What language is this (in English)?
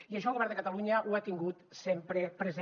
Catalan